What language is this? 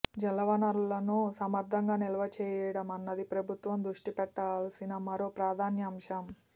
Telugu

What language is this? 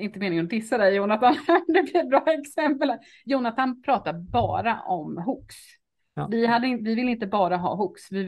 Swedish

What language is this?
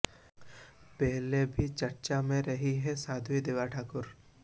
Hindi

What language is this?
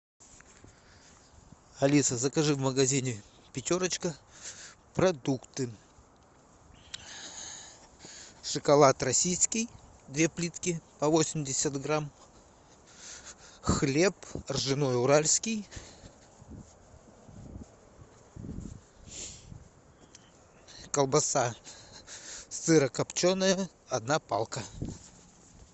Russian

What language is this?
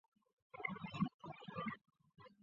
Chinese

